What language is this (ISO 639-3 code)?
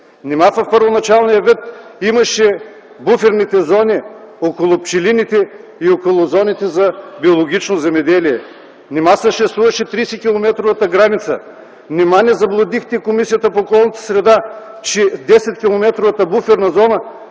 bul